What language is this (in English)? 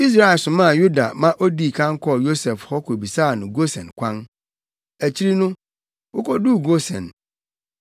Akan